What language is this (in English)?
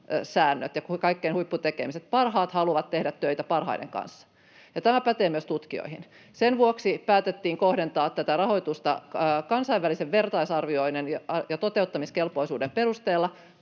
Finnish